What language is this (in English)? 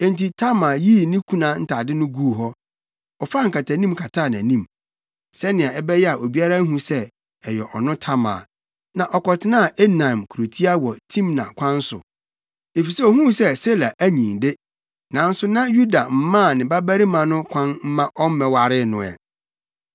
Akan